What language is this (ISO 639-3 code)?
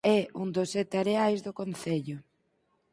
glg